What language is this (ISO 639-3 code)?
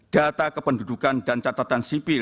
ind